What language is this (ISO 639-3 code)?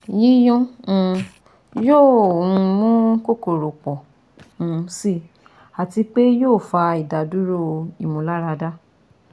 yor